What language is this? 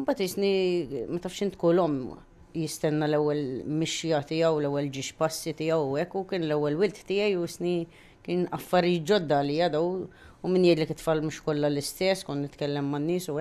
Arabic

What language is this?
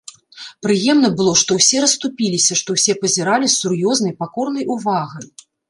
Belarusian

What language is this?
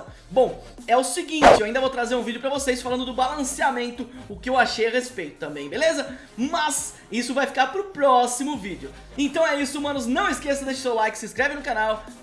Portuguese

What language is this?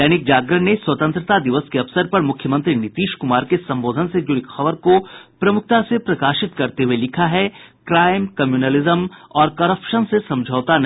Hindi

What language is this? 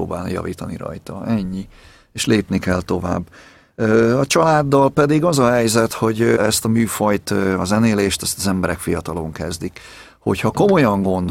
Hungarian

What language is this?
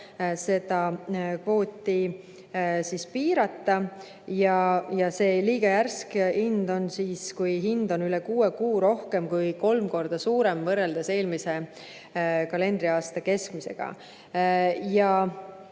Estonian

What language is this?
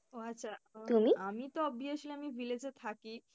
Bangla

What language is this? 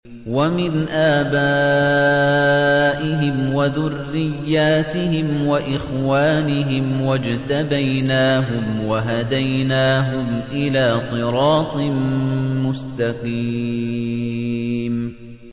Arabic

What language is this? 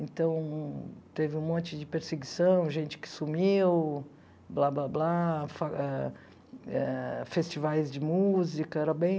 Portuguese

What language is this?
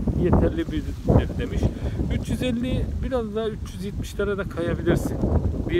Turkish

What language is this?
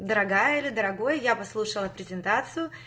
Russian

